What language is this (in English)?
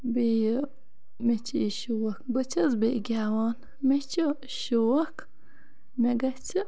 Kashmiri